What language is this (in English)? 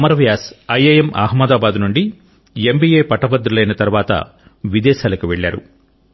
Telugu